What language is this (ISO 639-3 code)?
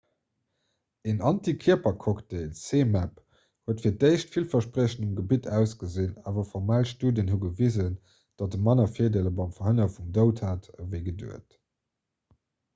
ltz